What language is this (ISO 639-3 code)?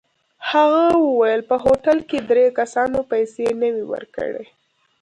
pus